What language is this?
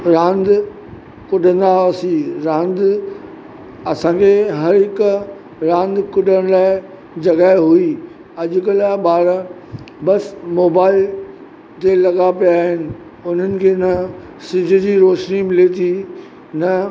Sindhi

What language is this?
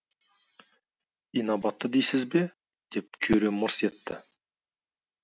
Kazakh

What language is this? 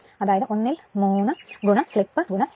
Malayalam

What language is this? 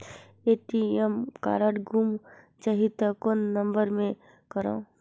Chhattisgarhi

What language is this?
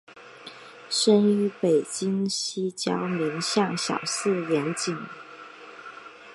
Chinese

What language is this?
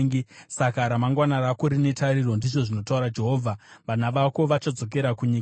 Shona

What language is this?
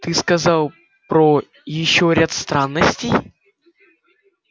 Russian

